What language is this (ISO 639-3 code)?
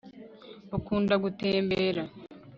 kin